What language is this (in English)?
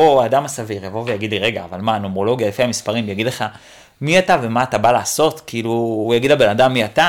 Hebrew